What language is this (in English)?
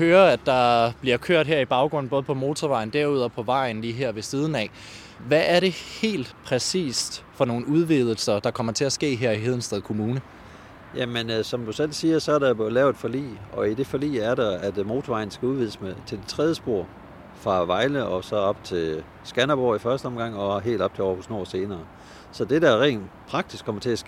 Danish